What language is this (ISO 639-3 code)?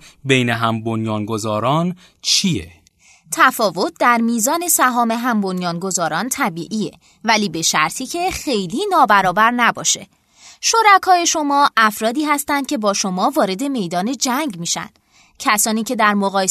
fas